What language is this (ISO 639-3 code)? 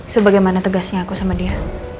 ind